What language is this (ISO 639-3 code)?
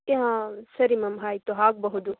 kan